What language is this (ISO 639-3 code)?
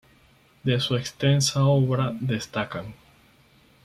spa